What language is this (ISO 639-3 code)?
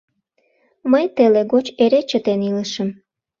chm